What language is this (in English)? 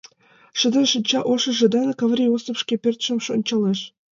Mari